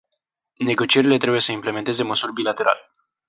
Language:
Romanian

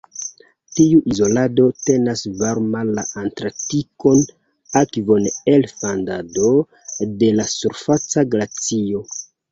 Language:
Esperanto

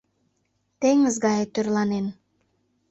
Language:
Mari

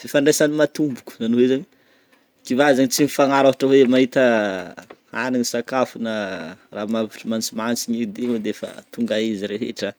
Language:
Northern Betsimisaraka Malagasy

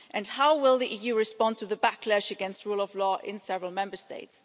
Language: English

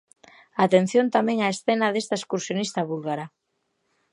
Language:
Galician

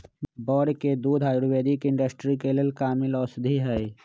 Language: Magahi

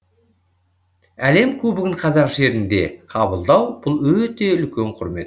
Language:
Kazakh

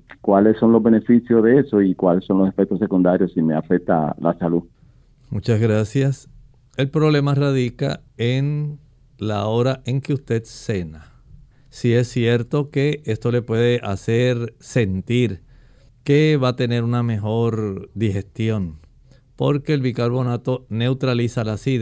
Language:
Spanish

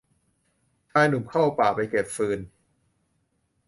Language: Thai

